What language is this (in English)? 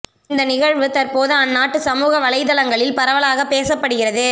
Tamil